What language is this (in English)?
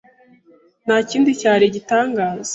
Kinyarwanda